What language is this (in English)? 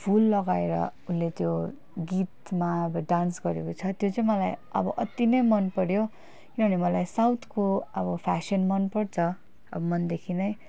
Nepali